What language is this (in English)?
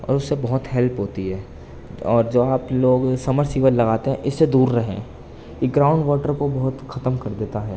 Urdu